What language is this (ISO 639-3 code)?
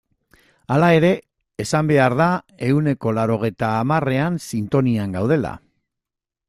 eus